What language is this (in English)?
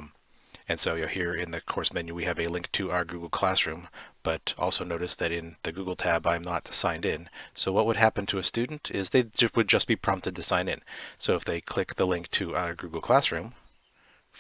English